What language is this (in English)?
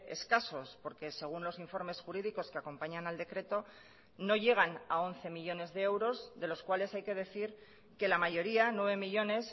Spanish